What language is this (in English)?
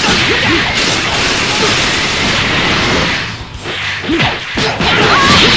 Japanese